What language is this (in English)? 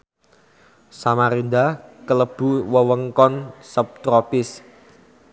Javanese